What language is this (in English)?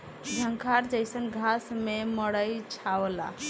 Bhojpuri